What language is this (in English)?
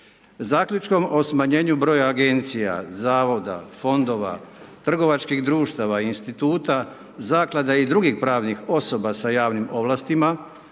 Croatian